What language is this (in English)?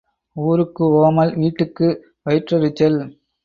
Tamil